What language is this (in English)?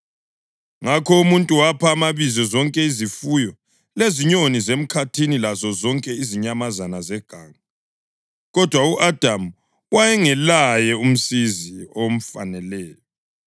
North Ndebele